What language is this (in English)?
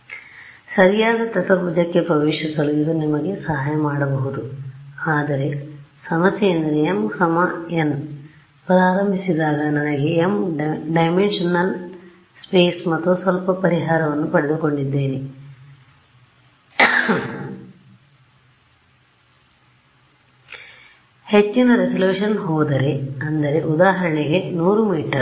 Kannada